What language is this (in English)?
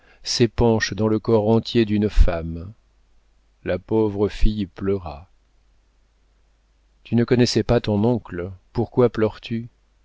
French